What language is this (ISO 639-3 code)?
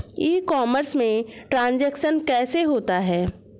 hin